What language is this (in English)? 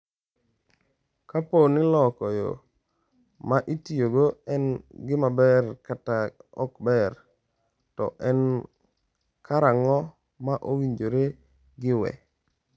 Luo (Kenya and Tanzania)